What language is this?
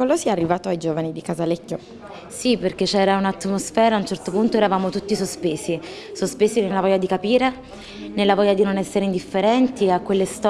Italian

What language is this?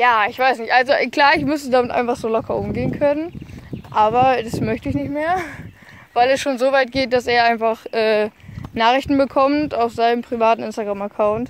German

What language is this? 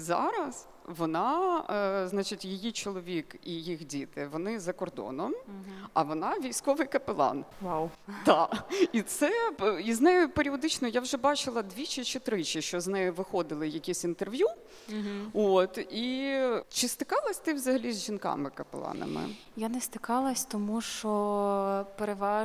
Ukrainian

